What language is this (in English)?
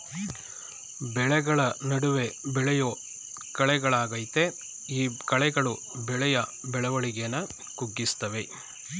Kannada